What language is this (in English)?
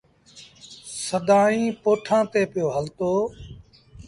Sindhi Bhil